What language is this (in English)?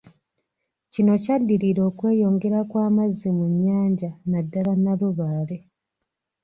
Ganda